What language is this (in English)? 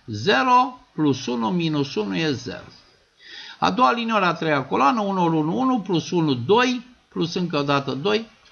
Romanian